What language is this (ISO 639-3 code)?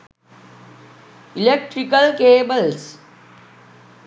sin